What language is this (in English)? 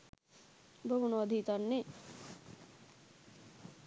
Sinhala